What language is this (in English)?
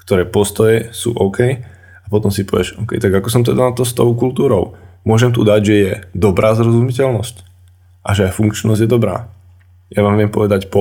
Slovak